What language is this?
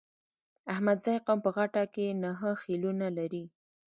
Pashto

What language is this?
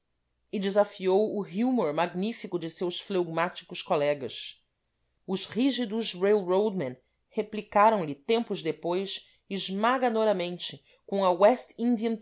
Portuguese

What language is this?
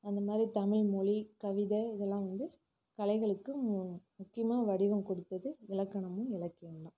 Tamil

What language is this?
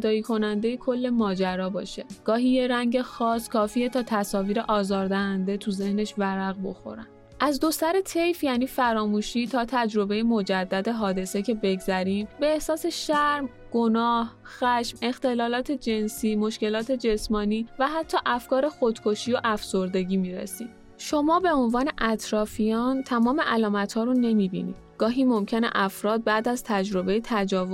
Persian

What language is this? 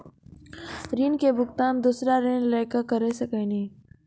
Maithili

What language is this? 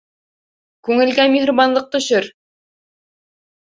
Bashkir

